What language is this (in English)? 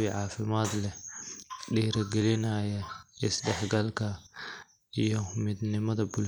Somali